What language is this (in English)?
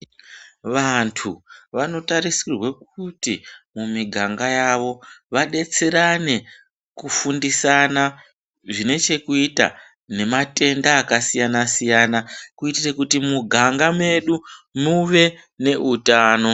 Ndau